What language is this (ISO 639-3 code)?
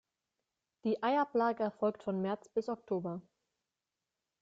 deu